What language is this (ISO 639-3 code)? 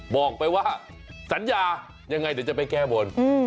tha